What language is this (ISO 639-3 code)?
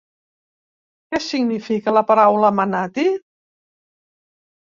cat